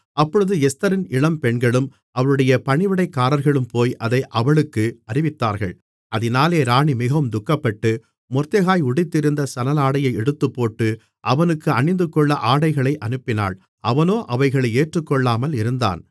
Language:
Tamil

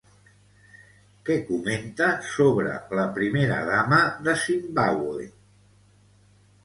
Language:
Catalan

